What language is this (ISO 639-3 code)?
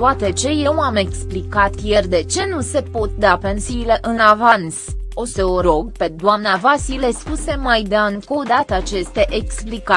ron